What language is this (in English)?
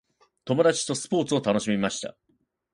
Japanese